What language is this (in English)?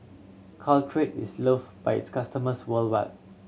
English